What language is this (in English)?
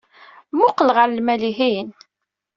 Kabyle